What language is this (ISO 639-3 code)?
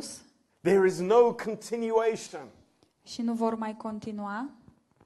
ron